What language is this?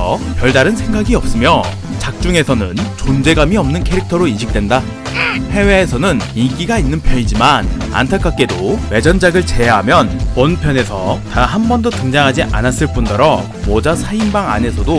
Korean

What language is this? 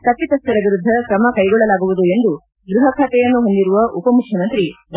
Kannada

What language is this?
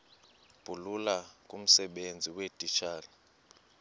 Xhosa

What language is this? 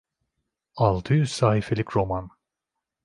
Turkish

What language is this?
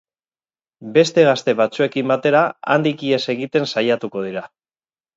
Basque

